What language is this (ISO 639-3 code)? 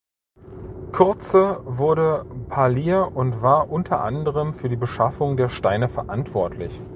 deu